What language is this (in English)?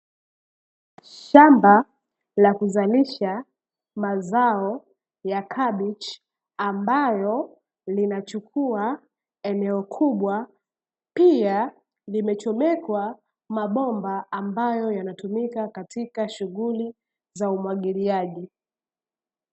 Swahili